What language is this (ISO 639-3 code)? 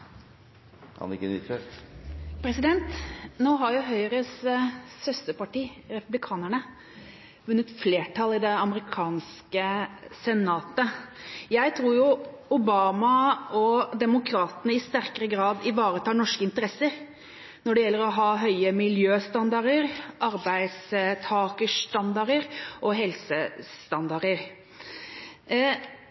nor